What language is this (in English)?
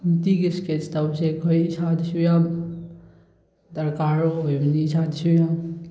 Manipuri